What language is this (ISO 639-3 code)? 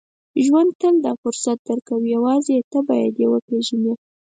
pus